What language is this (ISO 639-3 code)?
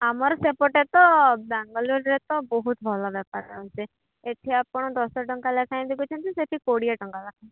ori